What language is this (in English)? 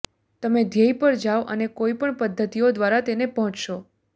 Gujarati